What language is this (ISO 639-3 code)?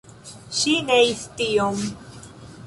epo